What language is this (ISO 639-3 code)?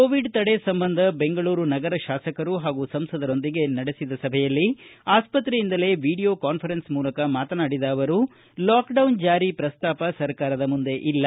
kan